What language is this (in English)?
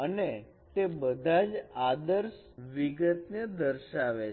Gujarati